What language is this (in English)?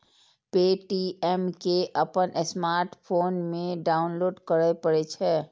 Maithili